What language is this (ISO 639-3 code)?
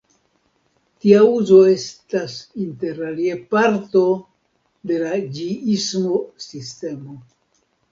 epo